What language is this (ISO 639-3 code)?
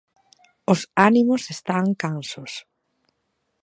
glg